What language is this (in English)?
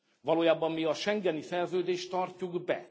Hungarian